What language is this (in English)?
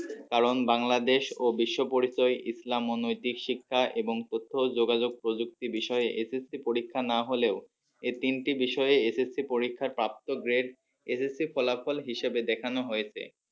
Bangla